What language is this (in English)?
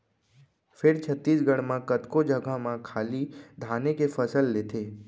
Chhattisgarhi